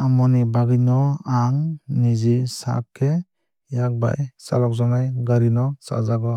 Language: Kok Borok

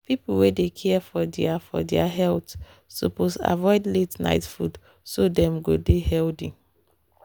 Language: Nigerian Pidgin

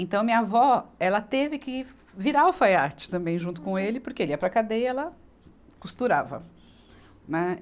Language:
Portuguese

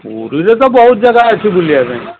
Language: Odia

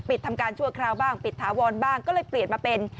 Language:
Thai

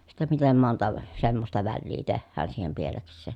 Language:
Finnish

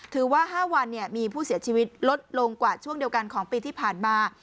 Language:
Thai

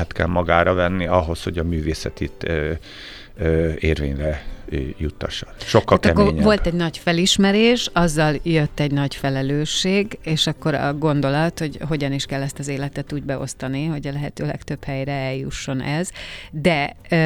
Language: Hungarian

